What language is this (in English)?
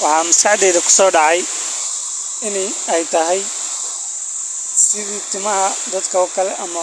Somali